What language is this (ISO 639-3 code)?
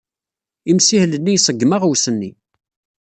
kab